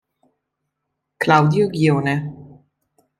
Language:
Italian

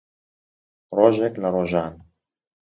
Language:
Central Kurdish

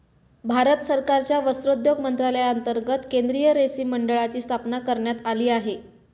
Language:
Marathi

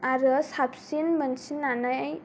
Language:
Bodo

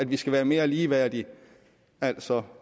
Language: Danish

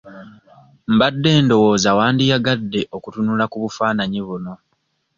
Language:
Ganda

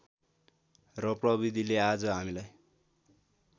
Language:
Nepali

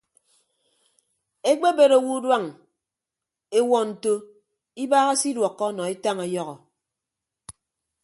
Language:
Ibibio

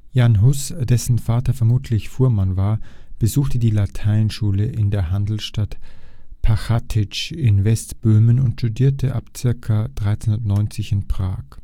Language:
German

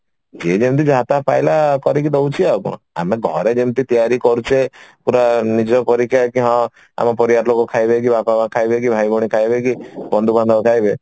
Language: Odia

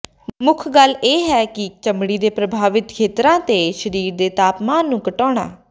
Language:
Punjabi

